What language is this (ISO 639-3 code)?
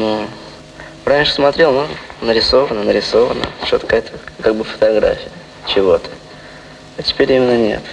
rus